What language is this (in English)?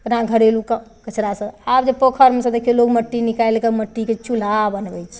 Maithili